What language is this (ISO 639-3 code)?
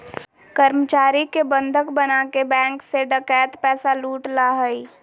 mag